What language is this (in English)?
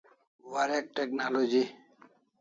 Kalasha